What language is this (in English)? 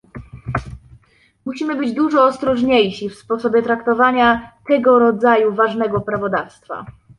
Polish